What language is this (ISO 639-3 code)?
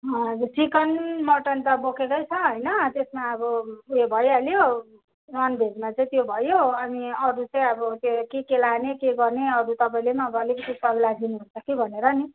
nep